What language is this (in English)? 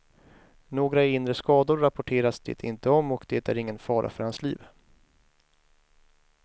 Swedish